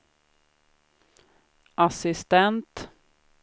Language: Swedish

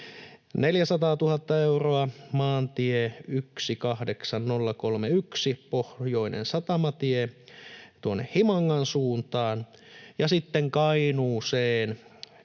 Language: Finnish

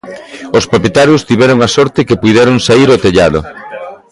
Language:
Galician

